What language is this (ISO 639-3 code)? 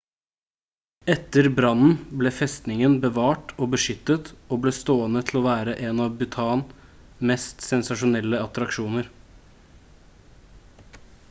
nob